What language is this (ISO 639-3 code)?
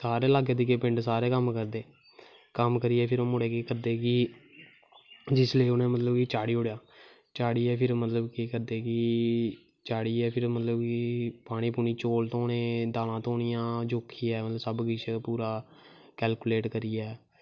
doi